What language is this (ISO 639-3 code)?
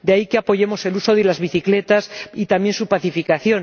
spa